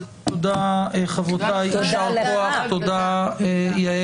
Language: Hebrew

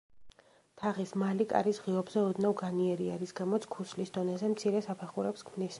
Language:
Georgian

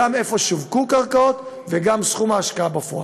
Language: Hebrew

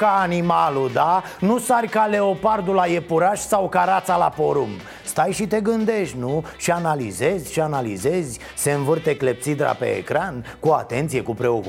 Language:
Romanian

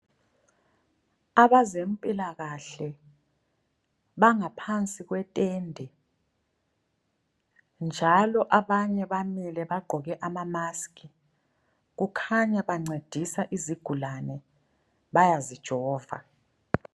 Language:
North Ndebele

